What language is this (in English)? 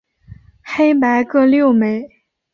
Chinese